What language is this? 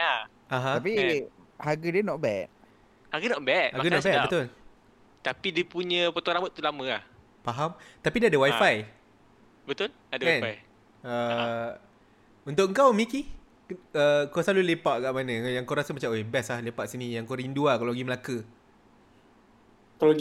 Malay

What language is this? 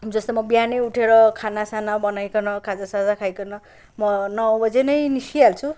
Nepali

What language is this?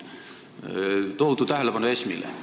Estonian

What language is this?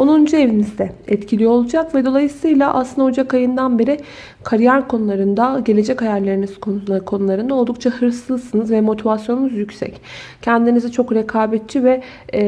Turkish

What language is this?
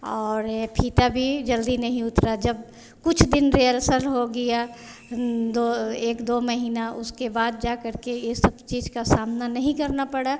Hindi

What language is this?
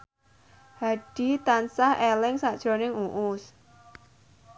Javanese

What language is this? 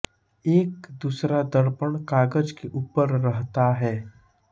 Hindi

